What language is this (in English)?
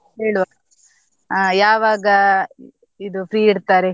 Kannada